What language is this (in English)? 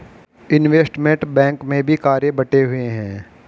Hindi